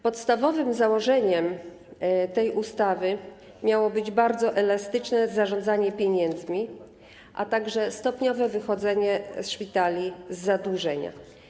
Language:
Polish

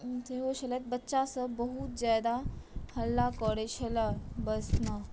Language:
Maithili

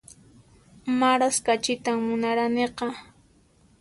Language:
Puno Quechua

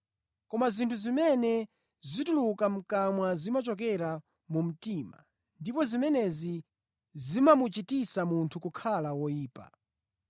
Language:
Nyanja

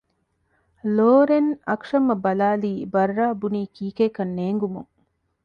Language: Divehi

